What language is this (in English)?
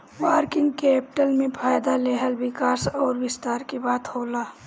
Bhojpuri